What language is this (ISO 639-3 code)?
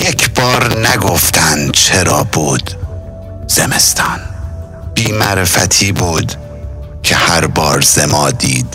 fas